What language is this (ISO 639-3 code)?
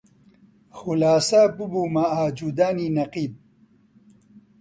ckb